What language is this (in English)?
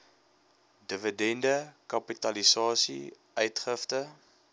Afrikaans